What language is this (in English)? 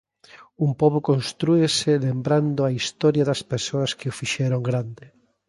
Galician